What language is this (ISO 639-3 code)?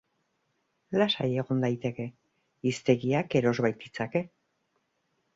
eus